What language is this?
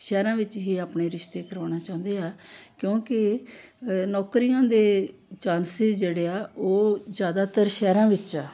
Punjabi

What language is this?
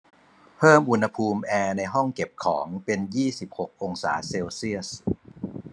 Thai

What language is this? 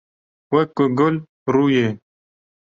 Kurdish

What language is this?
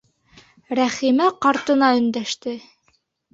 Bashkir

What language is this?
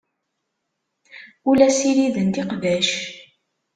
Kabyle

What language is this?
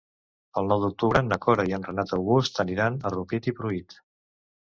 Catalan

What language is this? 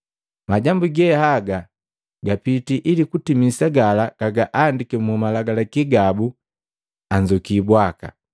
Matengo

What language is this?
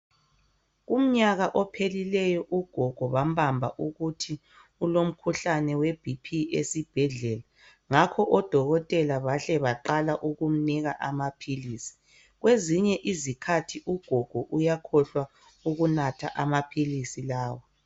North Ndebele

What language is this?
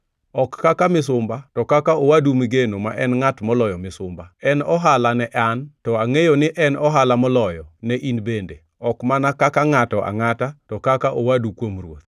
Luo (Kenya and Tanzania)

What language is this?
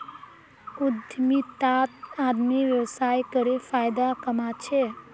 Magahi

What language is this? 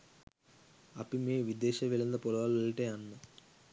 Sinhala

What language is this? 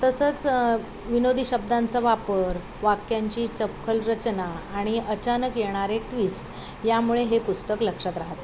Marathi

